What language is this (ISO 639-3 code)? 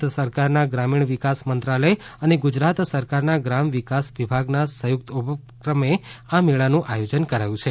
guj